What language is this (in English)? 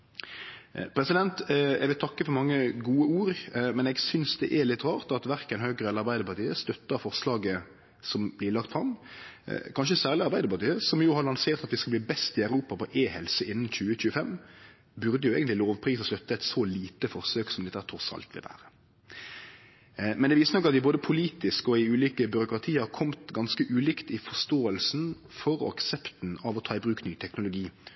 Norwegian Nynorsk